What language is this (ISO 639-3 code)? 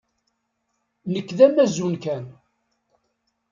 kab